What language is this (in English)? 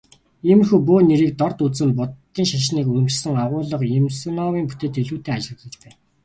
Mongolian